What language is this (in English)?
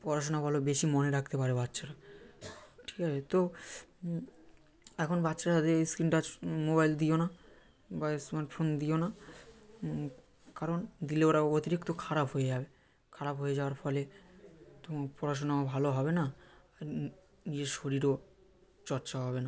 Bangla